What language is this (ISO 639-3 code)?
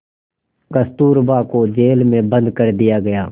hin